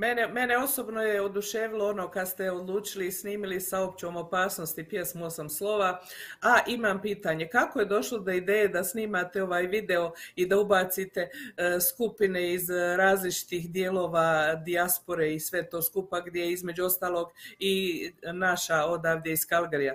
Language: Croatian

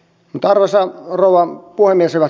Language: Finnish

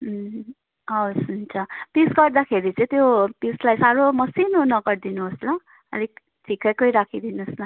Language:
Nepali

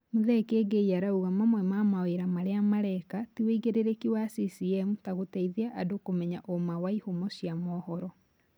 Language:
Kikuyu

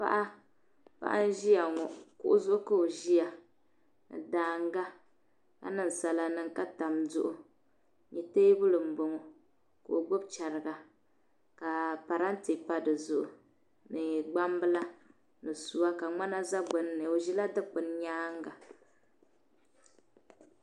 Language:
Dagbani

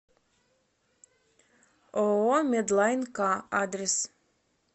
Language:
Russian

